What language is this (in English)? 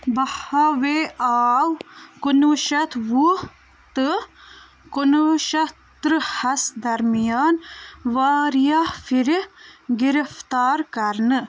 Kashmiri